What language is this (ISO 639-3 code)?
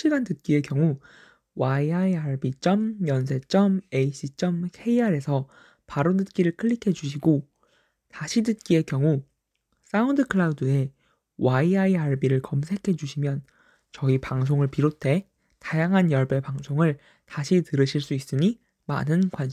kor